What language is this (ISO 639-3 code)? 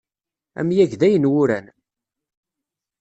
kab